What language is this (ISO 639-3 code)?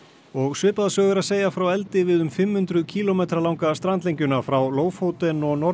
isl